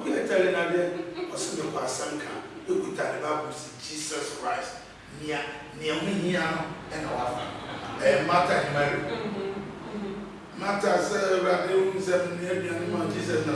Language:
English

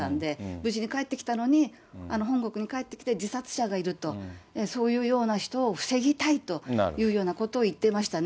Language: Japanese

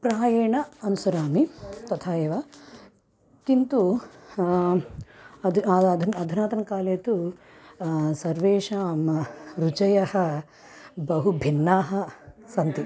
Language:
Sanskrit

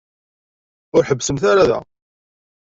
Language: Kabyle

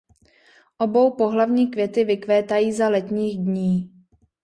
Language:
Czech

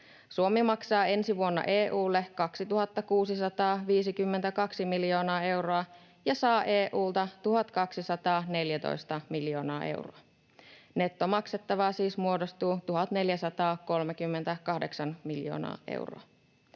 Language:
Finnish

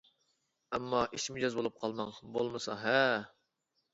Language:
Uyghur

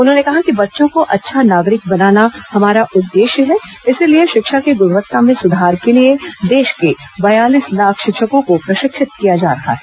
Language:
Hindi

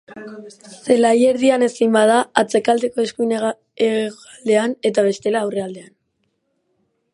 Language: Basque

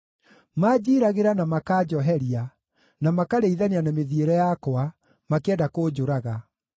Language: Kikuyu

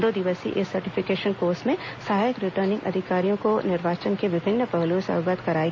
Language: Hindi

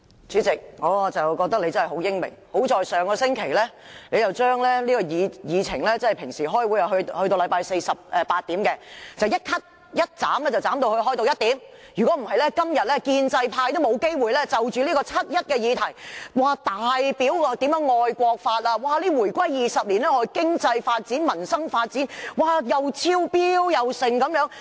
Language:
Cantonese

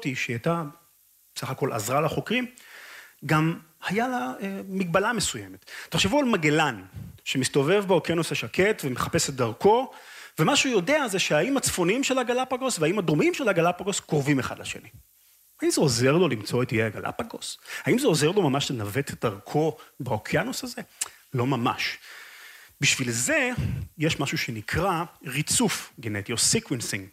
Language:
Hebrew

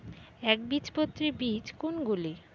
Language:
Bangla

